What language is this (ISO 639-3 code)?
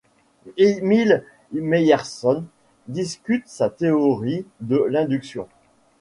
fra